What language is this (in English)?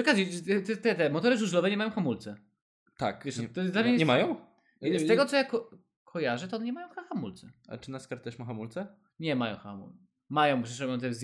Polish